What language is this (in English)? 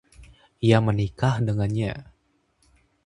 Indonesian